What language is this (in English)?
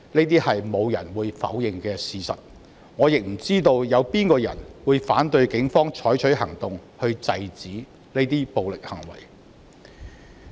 Cantonese